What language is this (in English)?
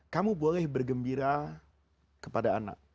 Indonesian